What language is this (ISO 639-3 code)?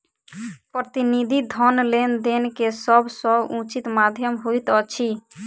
mai